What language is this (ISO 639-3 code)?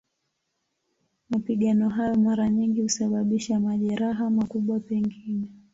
swa